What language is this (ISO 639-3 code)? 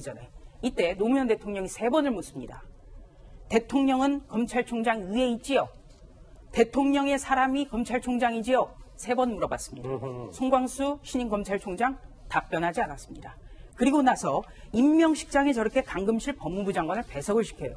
kor